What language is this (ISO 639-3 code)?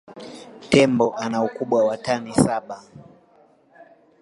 swa